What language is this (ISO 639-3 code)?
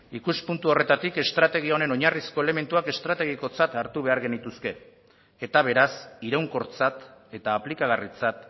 eus